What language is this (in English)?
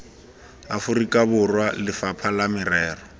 Tswana